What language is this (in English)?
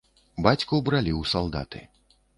Belarusian